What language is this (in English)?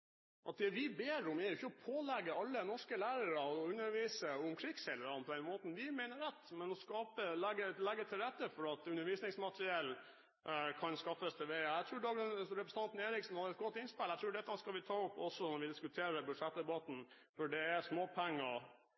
Norwegian Bokmål